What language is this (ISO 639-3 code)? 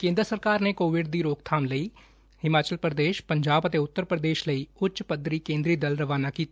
pan